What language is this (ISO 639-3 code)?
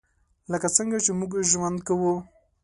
pus